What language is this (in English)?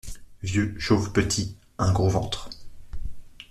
French